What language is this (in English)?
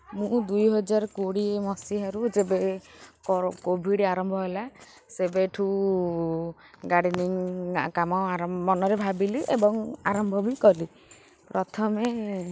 Odia